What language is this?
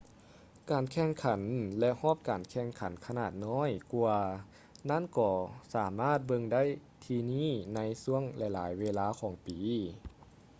Lao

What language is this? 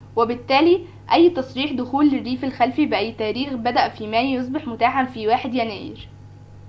Arabic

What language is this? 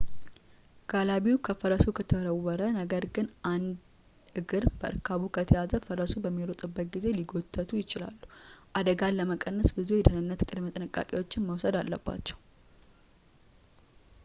Amharic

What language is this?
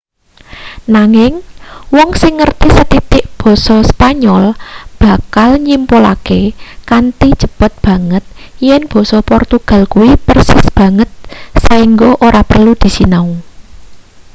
Javanese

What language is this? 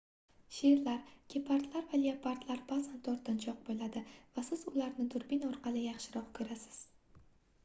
Uzbek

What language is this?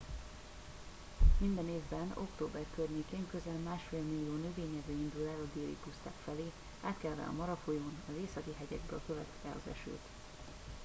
Hungarian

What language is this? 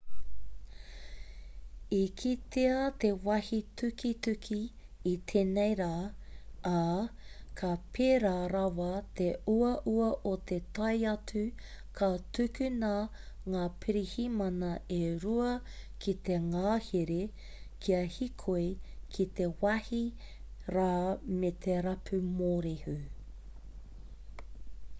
Māori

